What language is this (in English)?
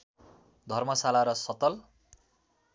Nepali